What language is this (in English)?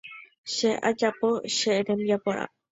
Guarani